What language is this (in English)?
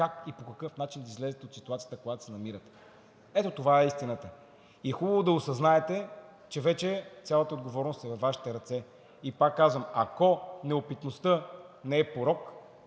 Bulgarian